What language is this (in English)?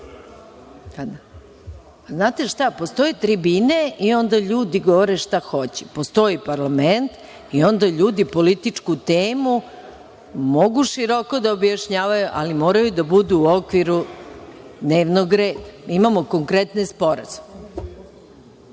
Serbian